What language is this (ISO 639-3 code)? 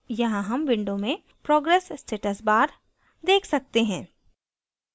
hin